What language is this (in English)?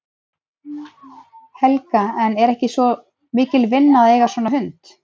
Icelandic